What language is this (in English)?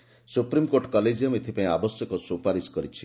Odia